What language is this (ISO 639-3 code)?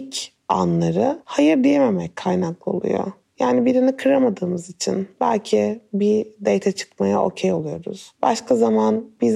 tur